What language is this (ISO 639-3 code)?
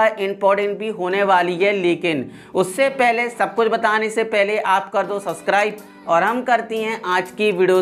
hin